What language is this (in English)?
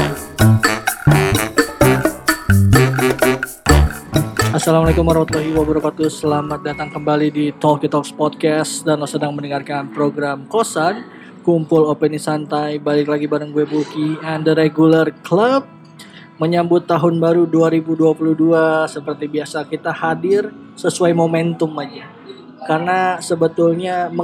Indonesian